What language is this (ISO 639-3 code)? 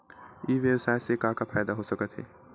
hne